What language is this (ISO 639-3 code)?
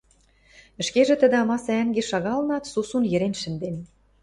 mrj